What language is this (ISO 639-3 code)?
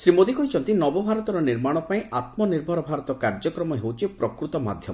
ori